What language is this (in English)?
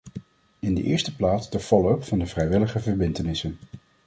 Dutch